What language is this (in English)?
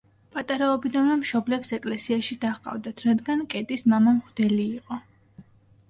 Georgian